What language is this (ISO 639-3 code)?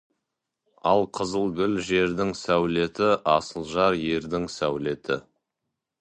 kaz